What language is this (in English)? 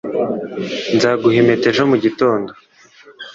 Kinyarwanda